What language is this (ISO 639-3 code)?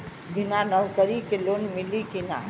bho